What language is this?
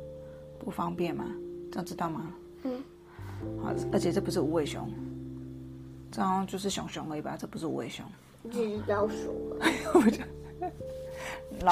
Chinese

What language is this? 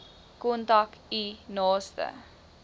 Afrikaans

